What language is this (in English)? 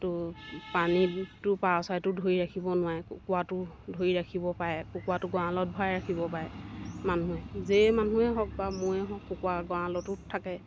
Assamese